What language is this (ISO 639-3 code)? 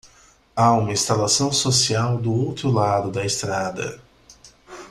por